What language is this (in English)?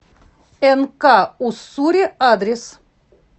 Russian